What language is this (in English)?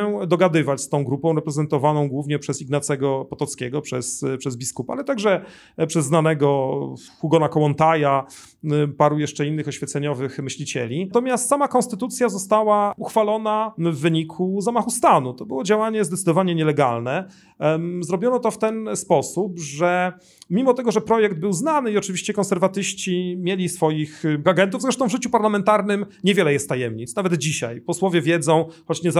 Polish